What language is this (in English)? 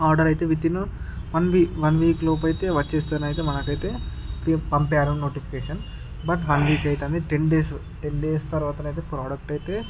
Telugu